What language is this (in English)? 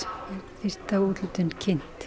Icelandic